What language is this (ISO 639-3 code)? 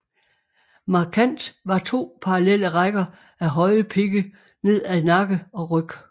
dan